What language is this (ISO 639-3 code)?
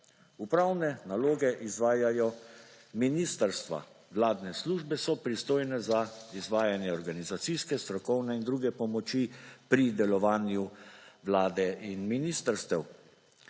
slv